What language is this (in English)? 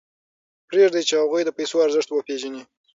Pashto